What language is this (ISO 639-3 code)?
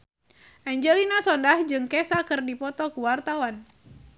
sun